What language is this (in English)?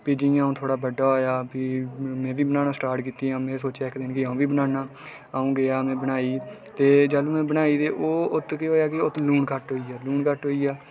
Dogri